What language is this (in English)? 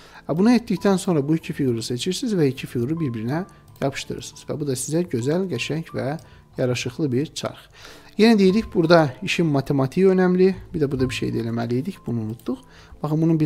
Turkish